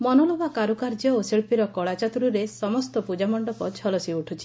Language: Odia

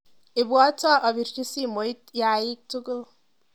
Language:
Kalenjin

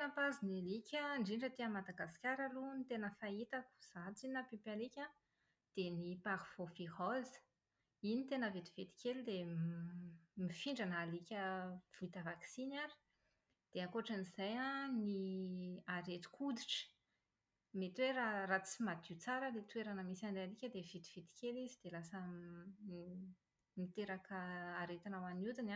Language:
Malagasy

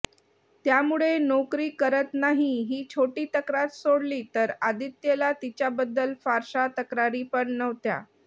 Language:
Marathi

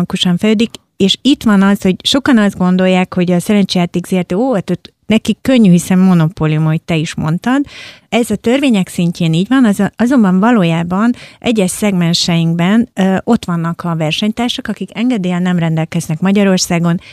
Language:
Hungarian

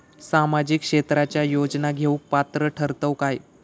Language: Marathi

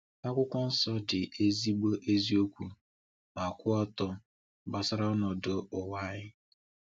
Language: Igbo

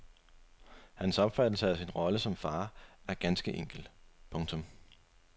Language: Danish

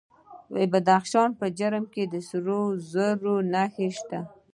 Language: Pashto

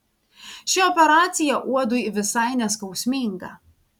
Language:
Lithuanian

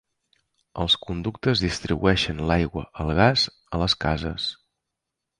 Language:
Catalan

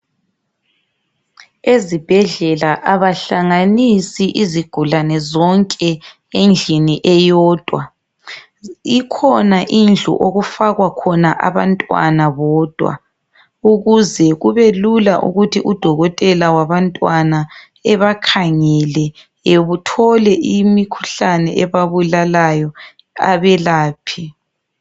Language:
North Ndebele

